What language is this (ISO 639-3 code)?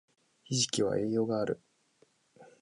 jpn